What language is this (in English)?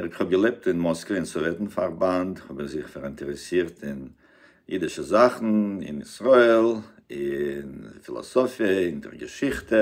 German